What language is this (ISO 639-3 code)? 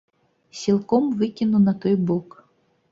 bel